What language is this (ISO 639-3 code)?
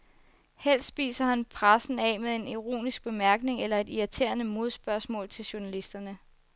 dan